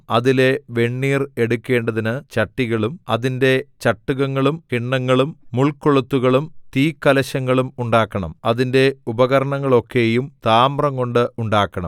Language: Malayalam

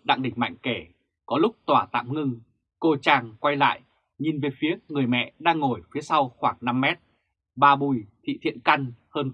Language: Vietnamese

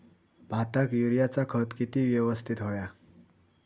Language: Marathi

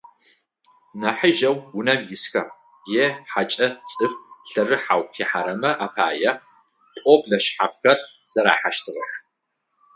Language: Adyghe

